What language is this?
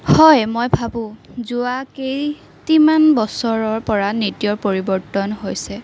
Assamese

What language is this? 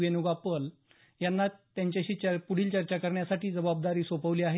Marathi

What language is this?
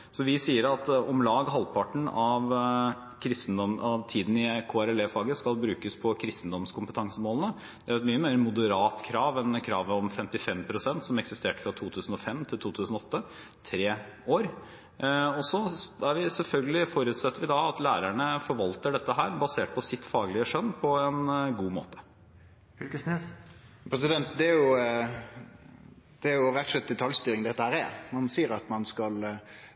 Norwegian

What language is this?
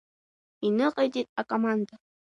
Abkhazian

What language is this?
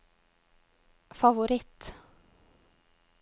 Norwegian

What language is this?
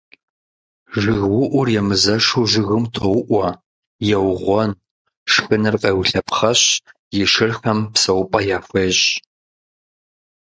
Kabardian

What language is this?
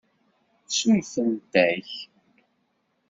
Kabyle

